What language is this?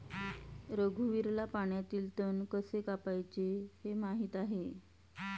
Marathi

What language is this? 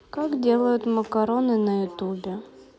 Russian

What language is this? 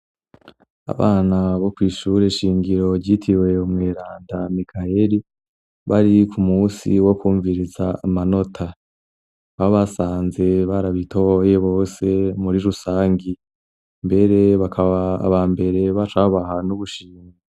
Rundi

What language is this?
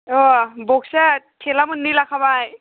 Bodo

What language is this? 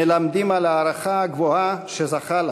Hebrew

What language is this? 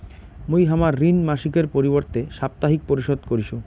Bangla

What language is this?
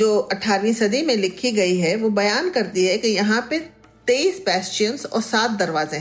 Hindi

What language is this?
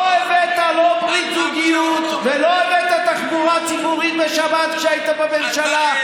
Hebrew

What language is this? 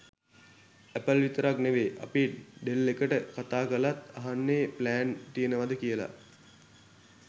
Sinhala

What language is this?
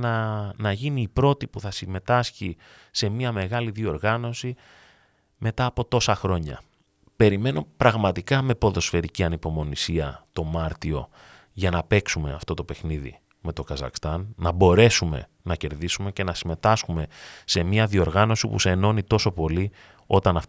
Greek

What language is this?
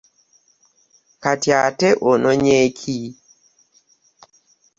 Ganda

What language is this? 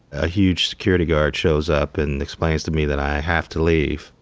English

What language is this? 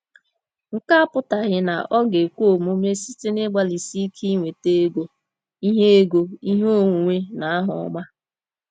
Igbo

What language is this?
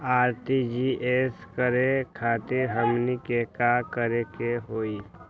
Magahi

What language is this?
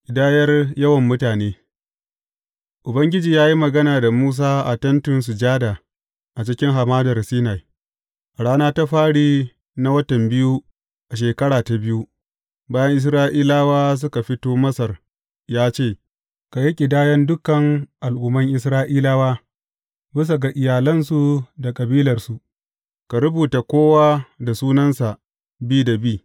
Hausa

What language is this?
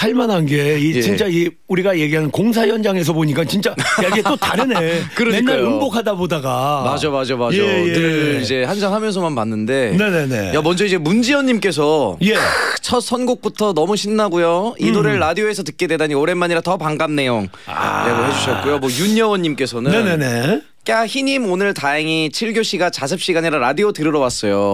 Korean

